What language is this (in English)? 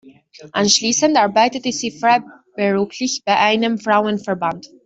German